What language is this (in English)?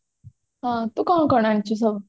Odia